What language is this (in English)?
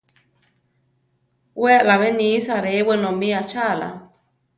Central Tarahumara